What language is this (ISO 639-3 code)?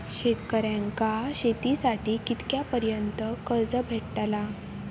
mar